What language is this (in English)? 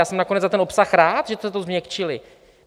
Czech